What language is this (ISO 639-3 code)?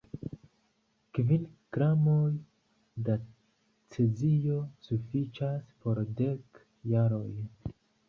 epo